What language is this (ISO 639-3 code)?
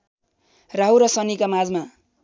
nep